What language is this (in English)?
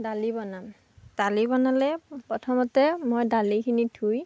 Assamese